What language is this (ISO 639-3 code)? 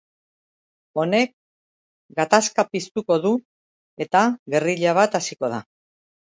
eus